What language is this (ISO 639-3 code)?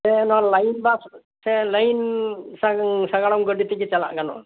sat